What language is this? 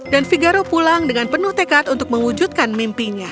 Indonesian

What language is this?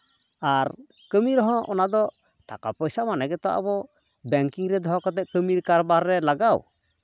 Santali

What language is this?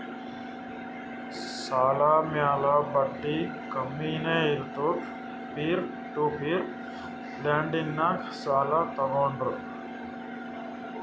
Kannada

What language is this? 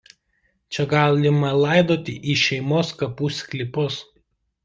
Lithuanian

